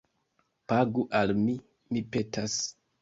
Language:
Esperanto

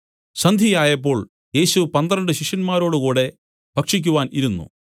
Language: Malayalam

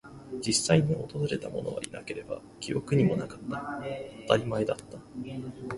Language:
Japanese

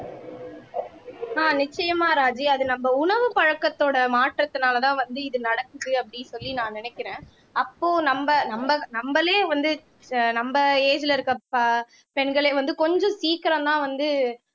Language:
Tamil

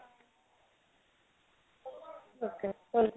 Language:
Odia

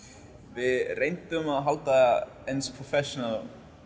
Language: Icelandic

